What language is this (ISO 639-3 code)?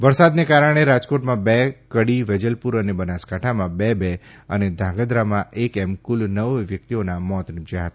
guj